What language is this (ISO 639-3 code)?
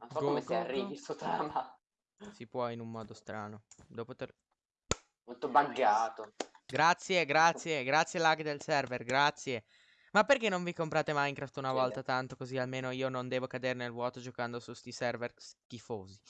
ita